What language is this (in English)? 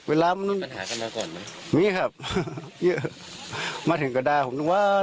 Thai